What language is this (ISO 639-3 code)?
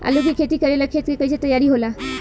bho